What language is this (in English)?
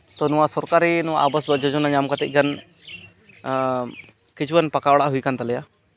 Santali